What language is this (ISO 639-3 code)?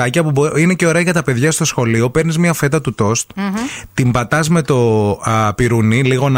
ell